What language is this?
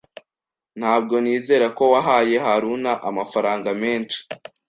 Kinyarwanda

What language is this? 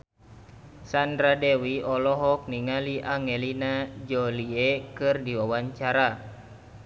Sundanese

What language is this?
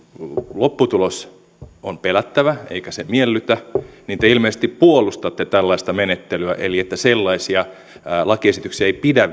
Finnish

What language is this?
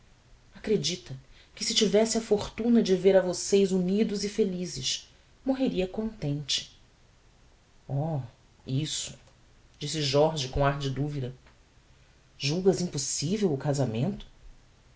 Portuguese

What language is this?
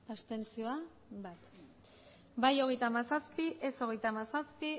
Basque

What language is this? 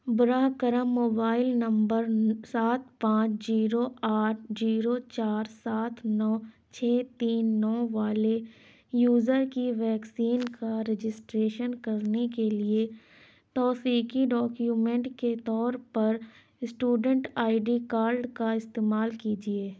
Urdu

